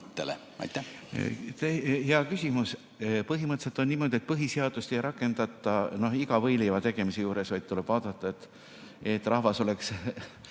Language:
Estonian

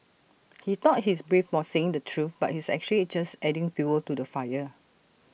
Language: English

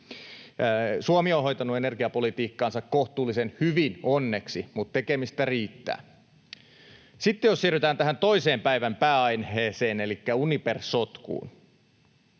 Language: Finnish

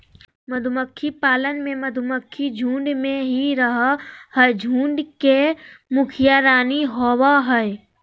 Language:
Magahi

